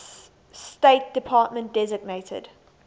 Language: English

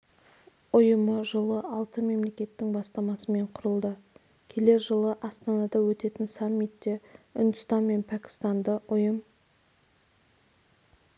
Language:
Kazakh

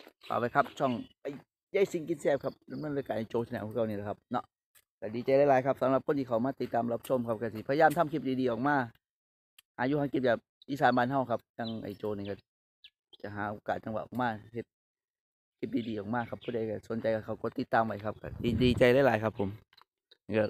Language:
Thai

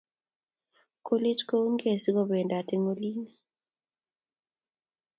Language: Kalenjin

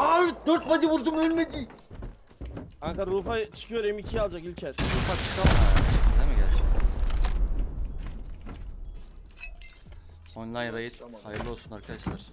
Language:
Turkish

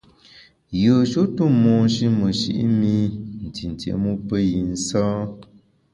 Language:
Bamun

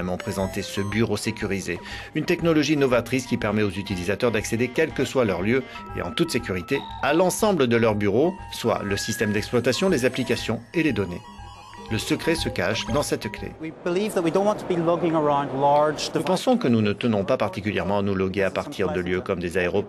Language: French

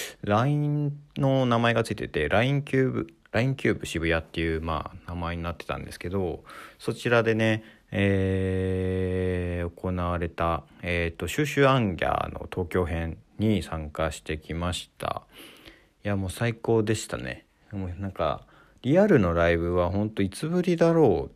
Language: Japanese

